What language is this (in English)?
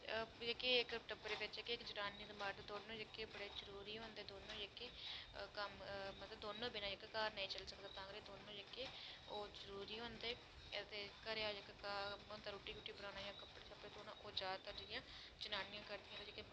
Dogri